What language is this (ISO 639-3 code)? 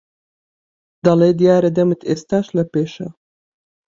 ckb